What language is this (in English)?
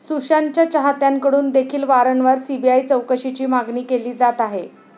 Marathi